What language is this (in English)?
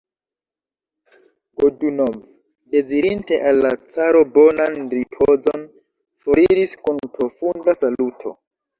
Esperanto